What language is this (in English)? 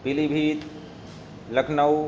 Urdu